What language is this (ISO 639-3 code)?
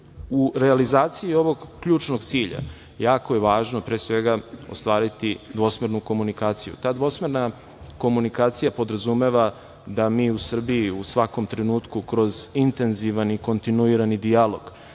srp